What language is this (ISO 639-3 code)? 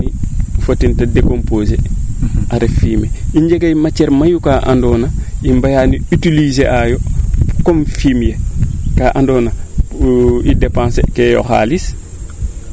srr